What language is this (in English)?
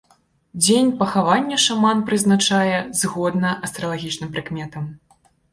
Belarusian